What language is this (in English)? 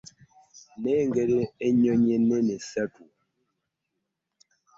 Ganda